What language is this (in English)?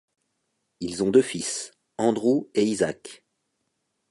French